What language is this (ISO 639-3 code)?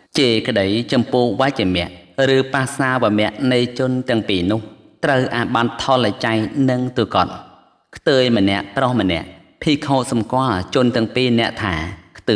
tha